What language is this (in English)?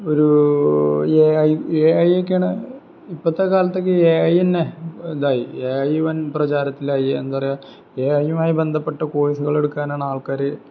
Malayalam